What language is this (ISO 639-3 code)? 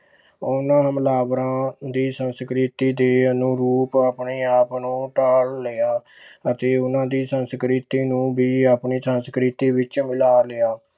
pan